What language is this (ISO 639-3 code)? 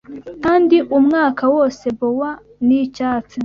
kin